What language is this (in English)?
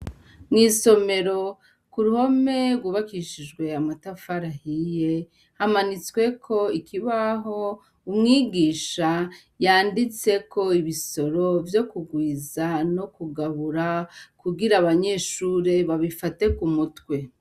Rundi